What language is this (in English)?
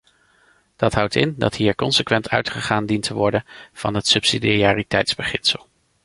Dutch